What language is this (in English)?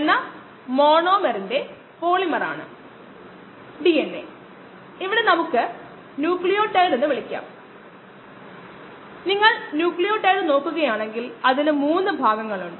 Malayalam